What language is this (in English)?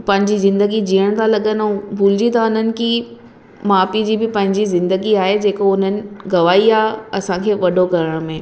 Sindhi